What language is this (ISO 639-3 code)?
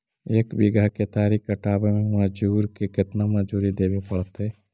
mag